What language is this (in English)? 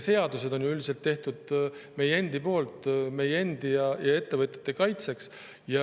Estonian